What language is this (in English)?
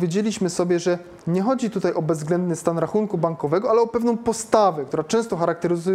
Polish